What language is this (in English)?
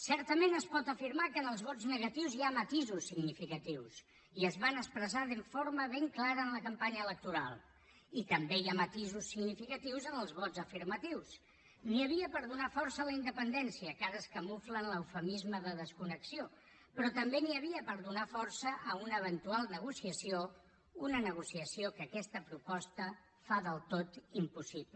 Catalan